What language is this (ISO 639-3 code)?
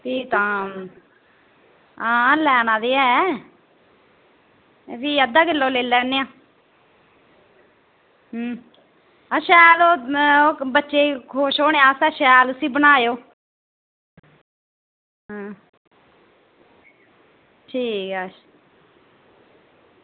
doi